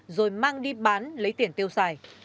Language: Vietnamese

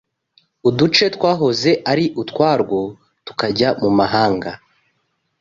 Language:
Kinyarwanda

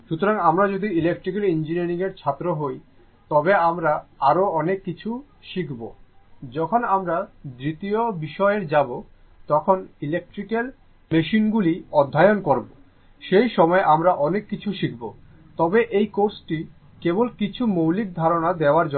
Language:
Bangla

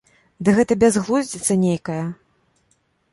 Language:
Belarusian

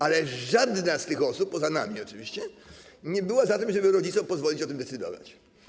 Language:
Polish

